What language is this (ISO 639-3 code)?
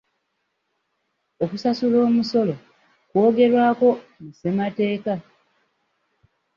lug